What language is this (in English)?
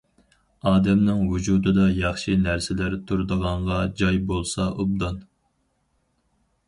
Uyghur